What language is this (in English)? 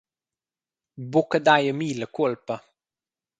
Romansh